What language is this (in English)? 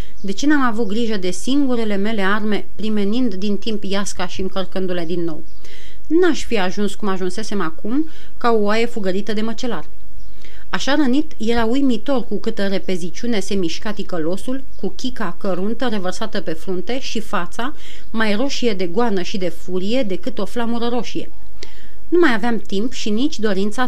Romanian